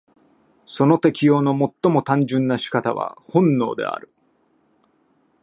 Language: Japanese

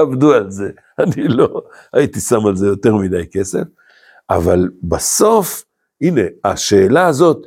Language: Hebrew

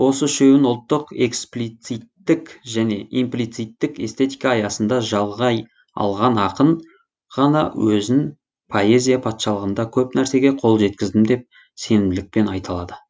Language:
Kazakh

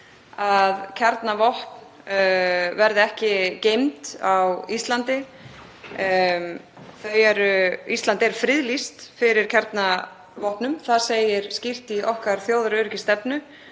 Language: Icelandic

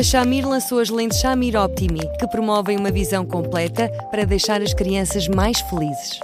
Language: Portuguese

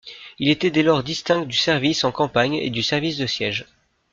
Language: French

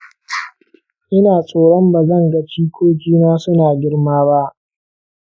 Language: Hausa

